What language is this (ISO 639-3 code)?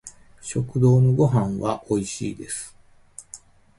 jpn